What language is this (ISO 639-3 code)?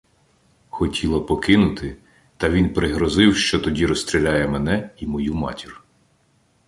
ukr